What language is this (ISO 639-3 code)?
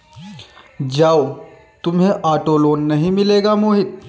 hin